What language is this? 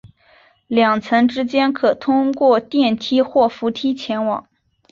Chinese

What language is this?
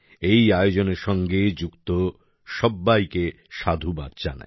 Bangla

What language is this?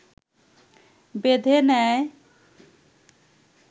Bangla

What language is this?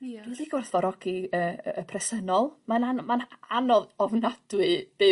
Welsh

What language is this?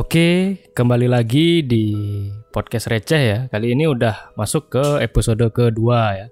Indonesian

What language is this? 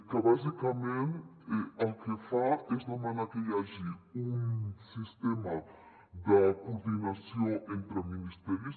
Catalan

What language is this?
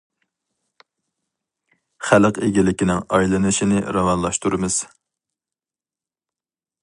Uyghur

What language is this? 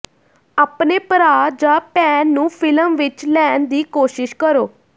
Punjabi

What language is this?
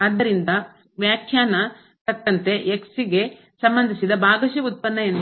Kannada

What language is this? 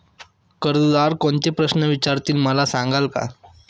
Marathi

